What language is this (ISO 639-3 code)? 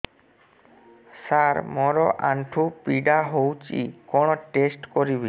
ori